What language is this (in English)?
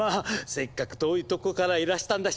Japanese